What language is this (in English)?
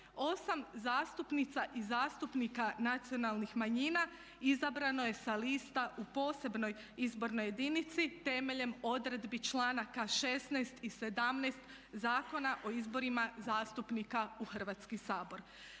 Croatian